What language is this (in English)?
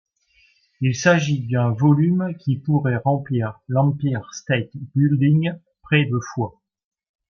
French